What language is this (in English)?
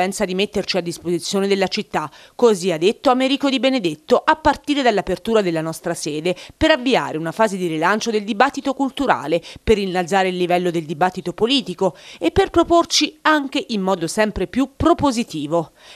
Italian